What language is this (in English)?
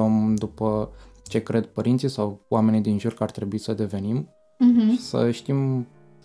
Romanian